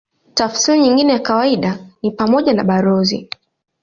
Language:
Swahili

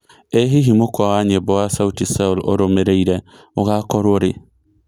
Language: Kikuyu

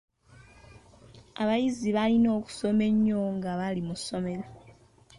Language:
Ganda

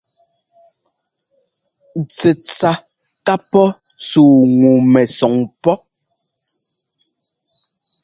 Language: Ngomba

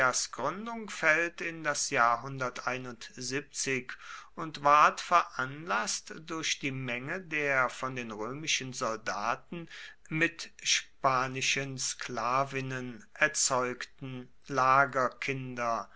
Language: German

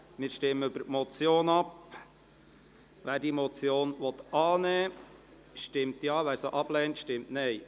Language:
Swiss German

